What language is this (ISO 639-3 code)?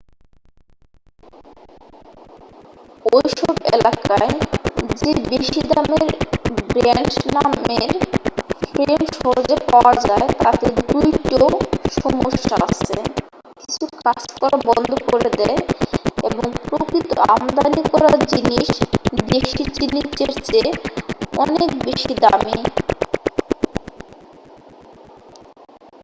ben